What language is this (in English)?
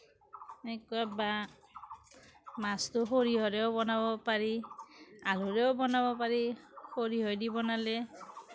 Assamese